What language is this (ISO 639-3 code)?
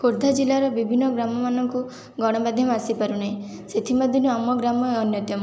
ori